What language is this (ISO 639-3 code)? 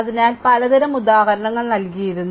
mal